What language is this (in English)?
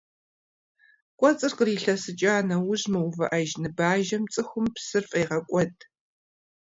Kabardian